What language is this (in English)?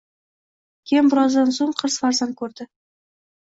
Uzbek